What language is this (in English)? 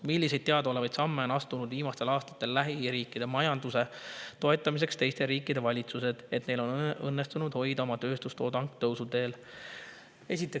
Estonian